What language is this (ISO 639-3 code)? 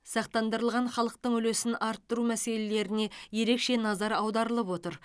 kaz